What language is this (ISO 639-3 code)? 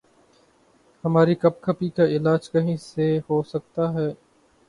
urd